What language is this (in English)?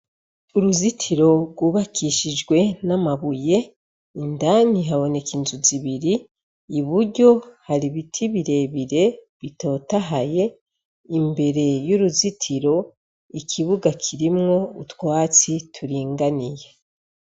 Rundi